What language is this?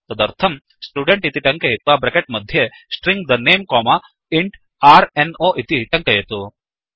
Sanskrit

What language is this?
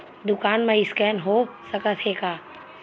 Chhattisgarhi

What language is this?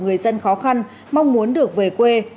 Vietnamese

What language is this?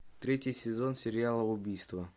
Russian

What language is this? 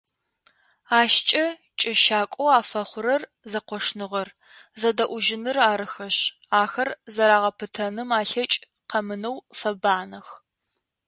Adyghe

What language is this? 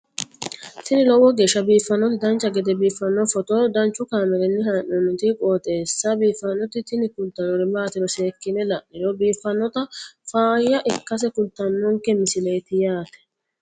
Sidamo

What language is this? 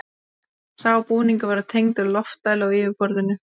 Icelandic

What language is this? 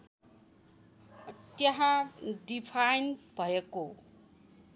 Nepali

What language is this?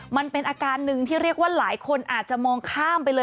Thai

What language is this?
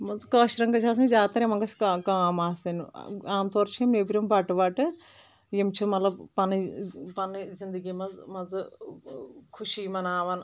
Kashmiri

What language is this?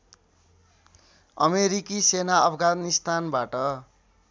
Nepali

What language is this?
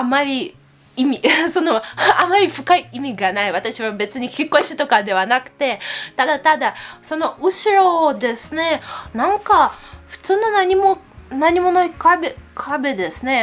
Japanese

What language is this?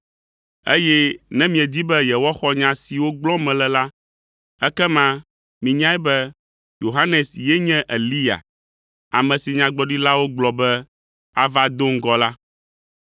Ewe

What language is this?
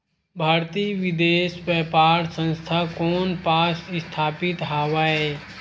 Chhattisgarhi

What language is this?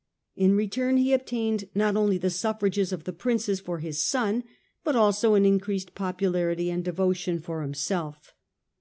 English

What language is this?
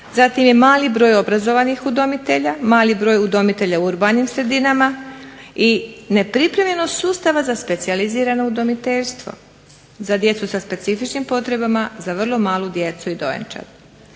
Croatian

